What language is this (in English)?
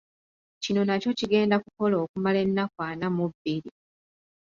Ganda